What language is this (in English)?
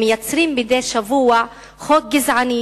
Hebrew